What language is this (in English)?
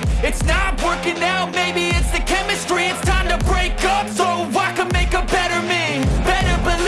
Italian